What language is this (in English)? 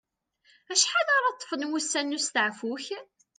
Kabyle